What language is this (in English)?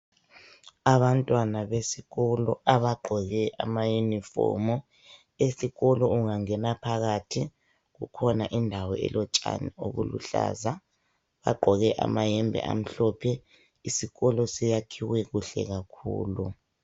North Ndebele